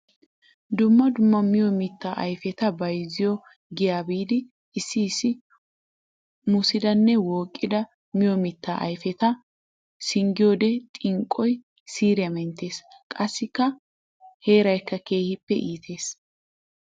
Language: Wolaytta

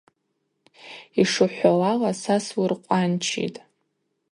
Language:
Abaza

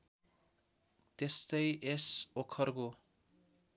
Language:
Nepali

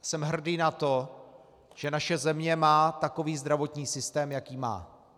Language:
Czech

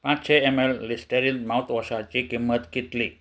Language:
Konkani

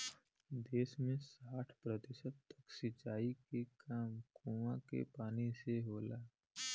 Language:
Bhojpuri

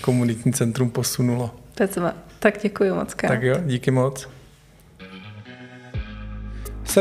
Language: Czech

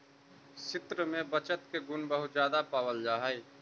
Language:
Magahi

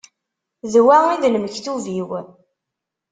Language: Kabyle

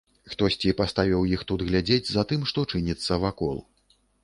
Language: Belarusian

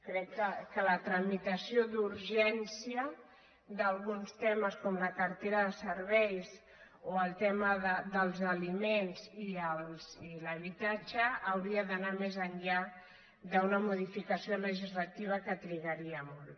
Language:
Catalan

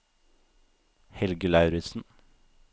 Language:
Norwegian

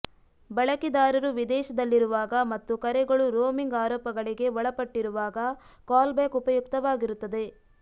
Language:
Kannada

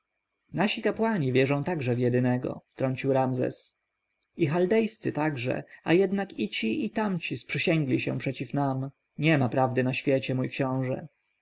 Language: Polish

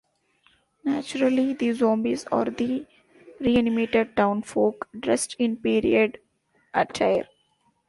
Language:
English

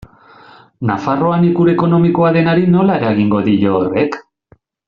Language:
Basque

